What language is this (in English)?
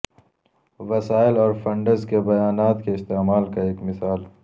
Urdu